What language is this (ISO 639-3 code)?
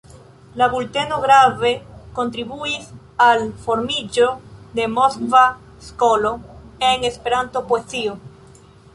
epo